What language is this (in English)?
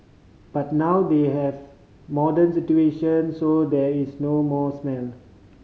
English